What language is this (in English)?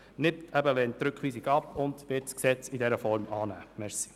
Swiss German